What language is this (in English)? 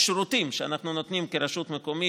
Hebrew